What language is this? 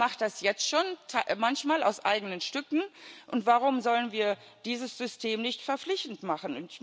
German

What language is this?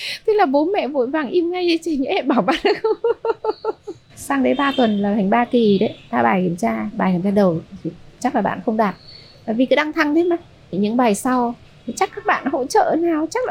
Vietnamese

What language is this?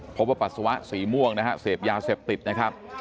Thai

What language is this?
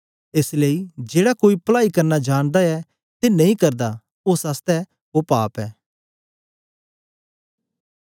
Dogri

